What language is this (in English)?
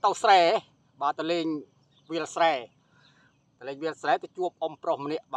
Thai